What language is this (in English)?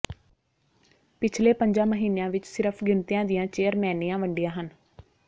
Punjabi